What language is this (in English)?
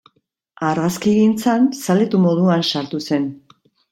Basque